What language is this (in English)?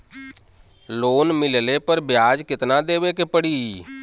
Bhojpuri